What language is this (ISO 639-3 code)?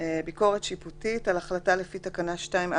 heb